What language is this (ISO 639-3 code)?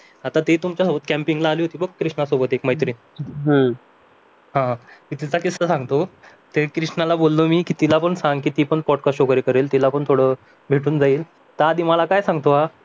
mar